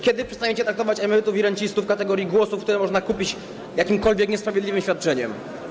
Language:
Polish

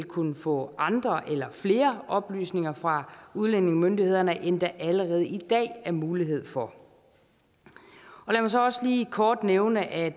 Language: Danish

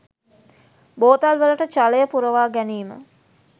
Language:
Sinhala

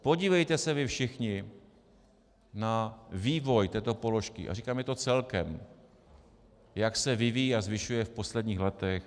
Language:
Czech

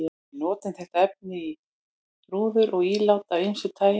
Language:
Icelandic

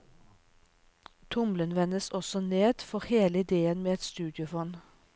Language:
Norwegian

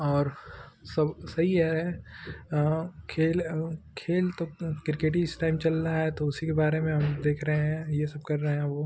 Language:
Hindi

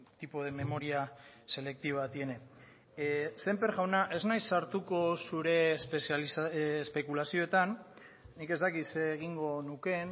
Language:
Basque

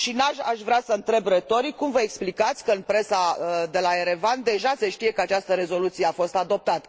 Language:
Romanian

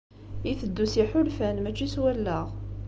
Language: Kabyle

